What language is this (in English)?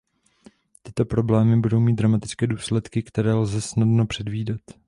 Czech